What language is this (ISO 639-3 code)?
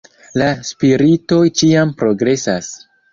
epo